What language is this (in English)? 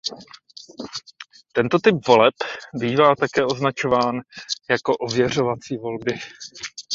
Czech